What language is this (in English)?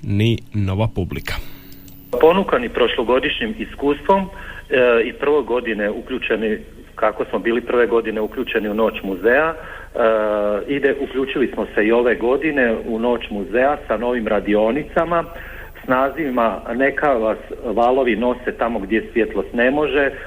Croatian